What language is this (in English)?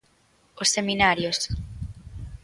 Galician